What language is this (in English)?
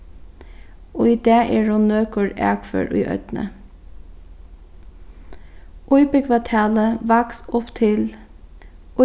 Faroese